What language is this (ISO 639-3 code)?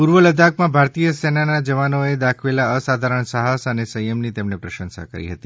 guj